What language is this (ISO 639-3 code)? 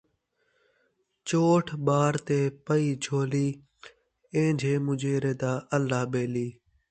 skr